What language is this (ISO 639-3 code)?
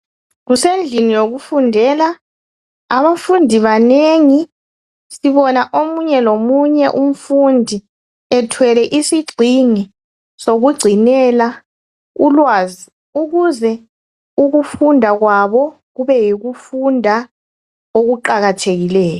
nde